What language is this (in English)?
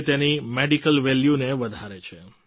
Gujarati